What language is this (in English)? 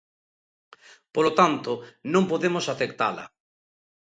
Galician